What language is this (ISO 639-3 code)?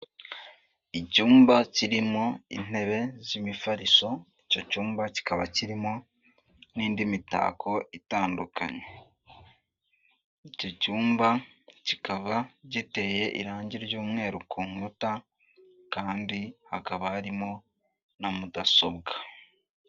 kin